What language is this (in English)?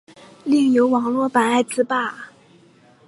Chinese